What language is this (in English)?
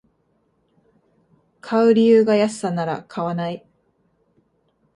Japanese